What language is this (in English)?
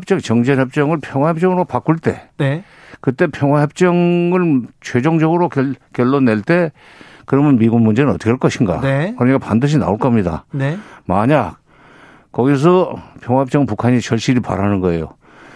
Korean